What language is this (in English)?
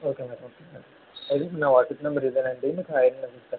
Telugu